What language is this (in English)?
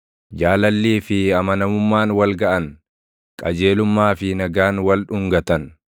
Oromo